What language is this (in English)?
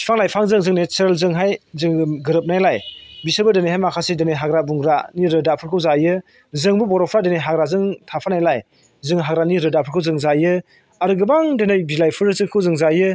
Bodo